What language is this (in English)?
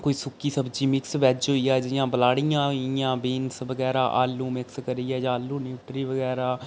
Dogri